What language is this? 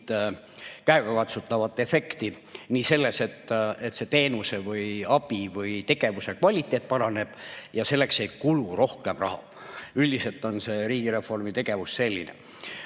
Estonian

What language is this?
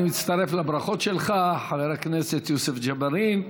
Hebrew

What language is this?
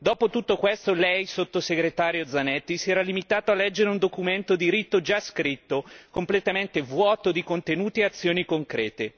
Italian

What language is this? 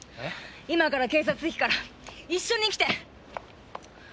Japanese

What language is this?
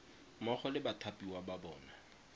Tswana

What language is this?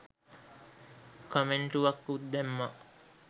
Sinhala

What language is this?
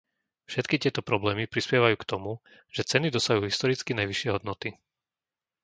Slovak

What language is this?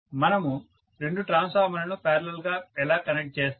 Telugu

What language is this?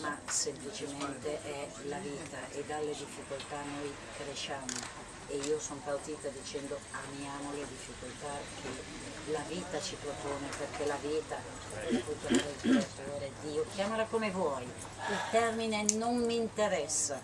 Italian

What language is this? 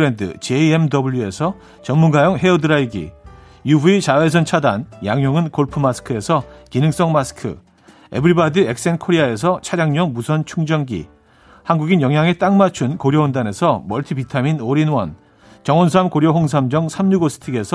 Korean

